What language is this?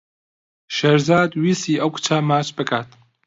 Central Kurdish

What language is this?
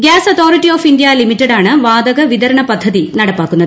Malayalam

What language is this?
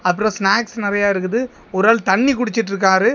Tamil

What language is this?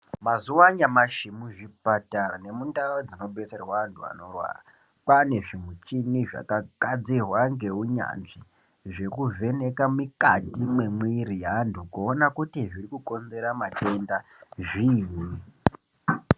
Ndau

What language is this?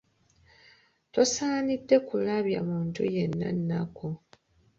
Ganda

